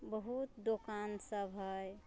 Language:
Maithili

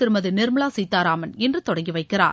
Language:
Tamil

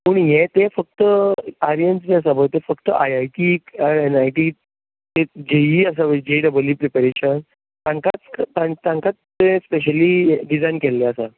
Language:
Konkani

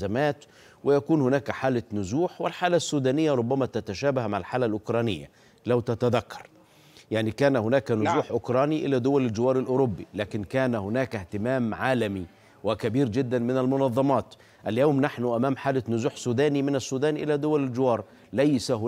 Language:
Arabic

